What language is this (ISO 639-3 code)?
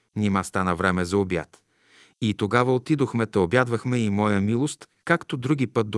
bul